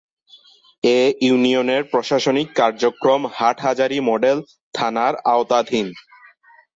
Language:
Bangla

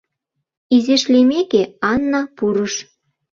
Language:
Mari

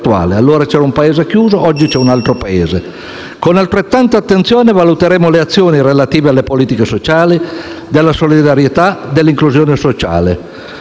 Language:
Italian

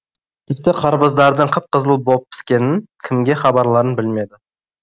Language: Kazakh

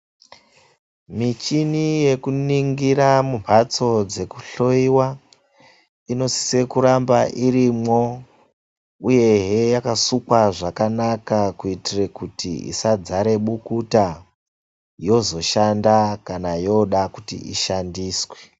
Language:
Ndau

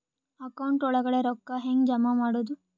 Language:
Kannada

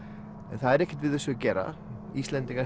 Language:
Icelandic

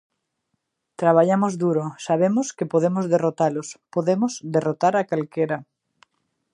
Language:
Galician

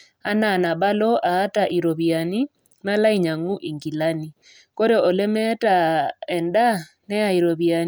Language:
Masai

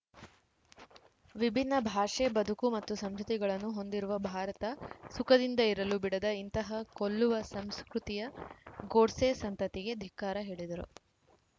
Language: Kannada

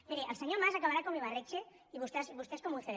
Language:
Catalan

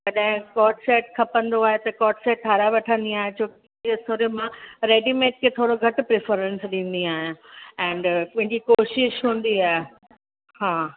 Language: Sindhi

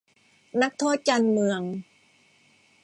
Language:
Thai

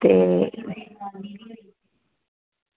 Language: Dogri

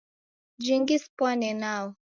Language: Taita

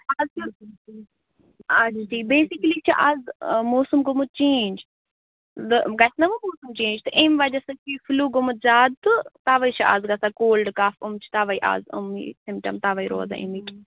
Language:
Kashmiri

